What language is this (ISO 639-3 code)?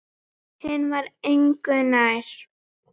isl